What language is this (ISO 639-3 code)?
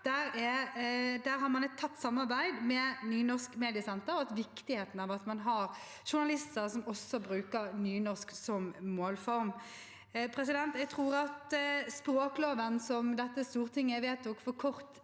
nor